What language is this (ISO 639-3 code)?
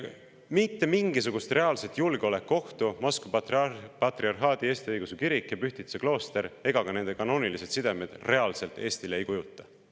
est